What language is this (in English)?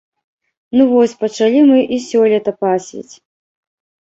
Belarusian